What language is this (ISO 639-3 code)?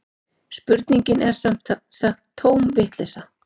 isl